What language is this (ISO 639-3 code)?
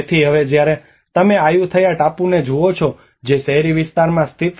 guj